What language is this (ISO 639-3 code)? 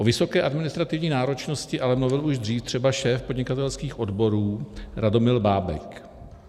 ces